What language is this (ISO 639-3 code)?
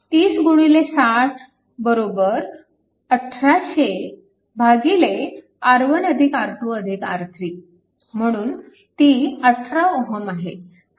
mar